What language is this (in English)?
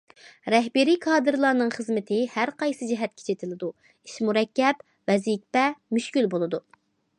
Uyghur